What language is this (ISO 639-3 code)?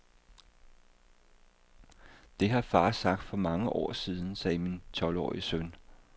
dan